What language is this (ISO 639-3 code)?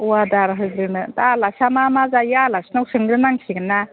brx